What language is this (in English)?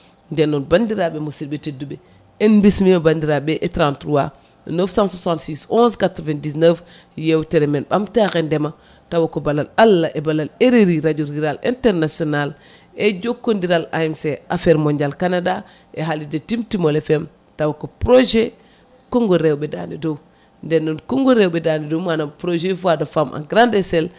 Fula